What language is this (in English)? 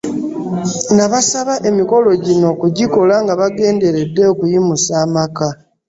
Ganda